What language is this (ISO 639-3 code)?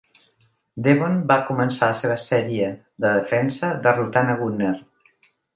cat